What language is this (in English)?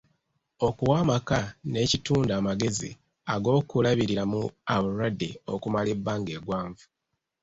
Ganda